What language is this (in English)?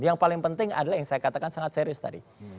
Indonesian